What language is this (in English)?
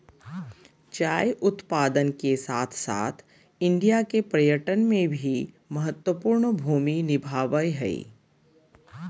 Magahi